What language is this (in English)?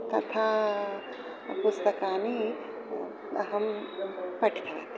Sanskrit